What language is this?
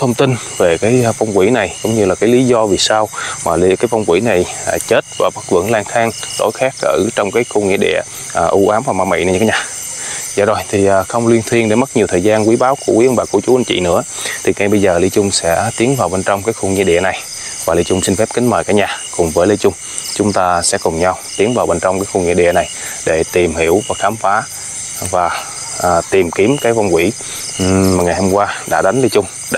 Vietnamese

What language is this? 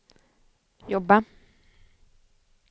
Swedish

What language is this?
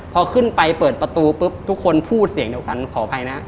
Thai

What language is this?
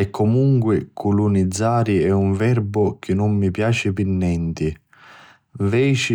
Sicilian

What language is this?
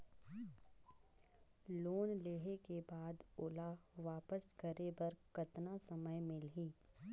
Chhattisgarhi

